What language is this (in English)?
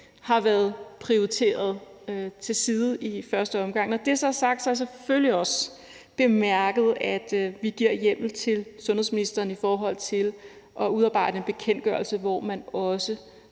Danish